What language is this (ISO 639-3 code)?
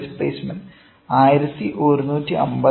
mal